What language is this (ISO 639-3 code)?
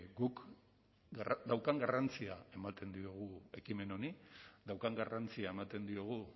eus